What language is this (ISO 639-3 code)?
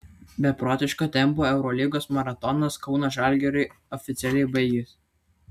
lit